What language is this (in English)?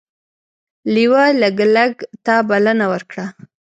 Pashto